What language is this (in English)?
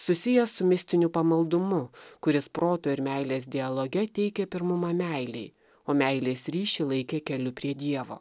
Lithuanian